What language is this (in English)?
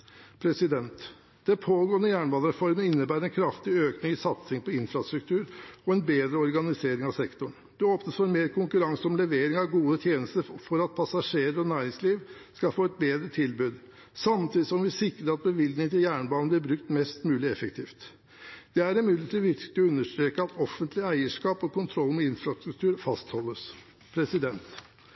Norwegian Bokmål